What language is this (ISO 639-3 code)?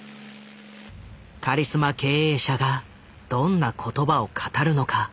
jpn